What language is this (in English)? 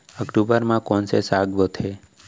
Chhattisgarhi